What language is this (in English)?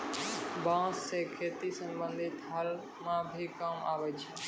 Maithili